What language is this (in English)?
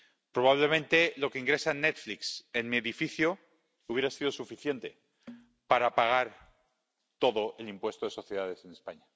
Spanish